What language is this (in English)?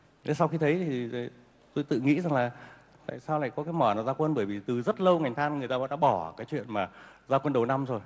Vietnamese